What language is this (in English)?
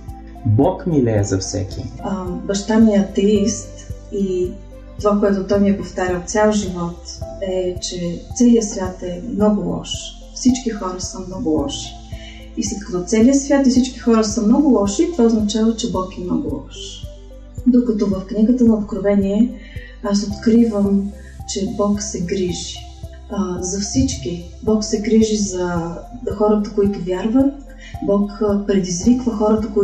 Bulgarian